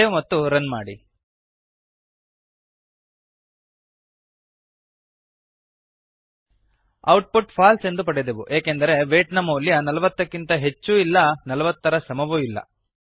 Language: Kannada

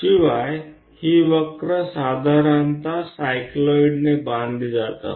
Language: Marathi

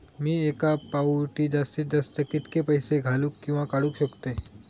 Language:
Marathi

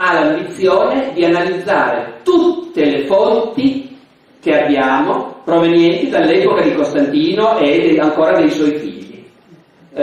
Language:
Italian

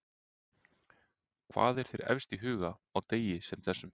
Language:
Icelandic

